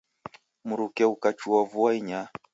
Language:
Taita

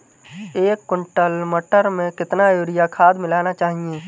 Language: Hindi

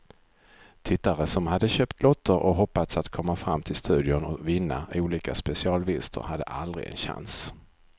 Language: Swedish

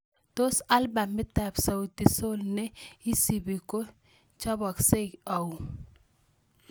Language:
Kalenjin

